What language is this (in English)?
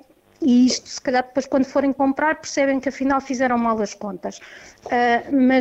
Portuguese